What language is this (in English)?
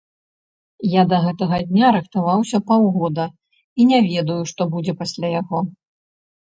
Belarusian